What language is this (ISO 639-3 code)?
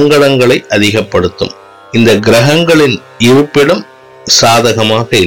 tam